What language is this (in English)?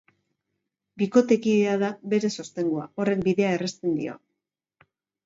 Basque